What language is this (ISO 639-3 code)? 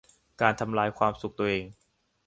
tha